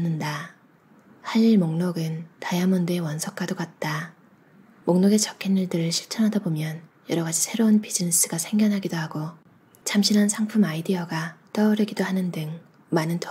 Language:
Korean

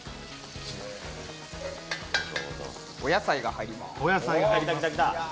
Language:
Japanese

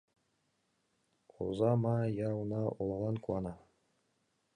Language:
Mari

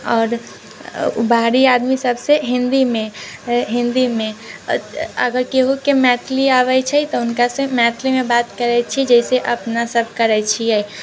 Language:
Maithili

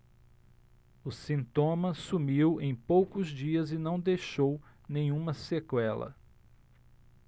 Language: Portuguese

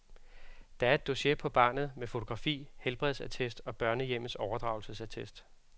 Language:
Danish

